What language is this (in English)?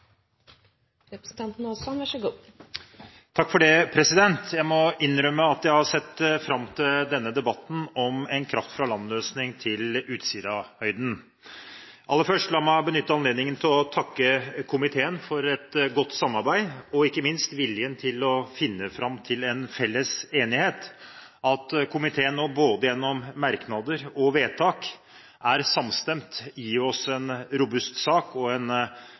Norwegian Bokmål